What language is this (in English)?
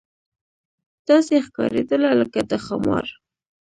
Pashto